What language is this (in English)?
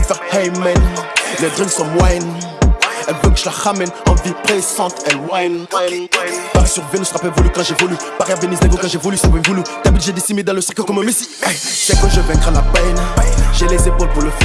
French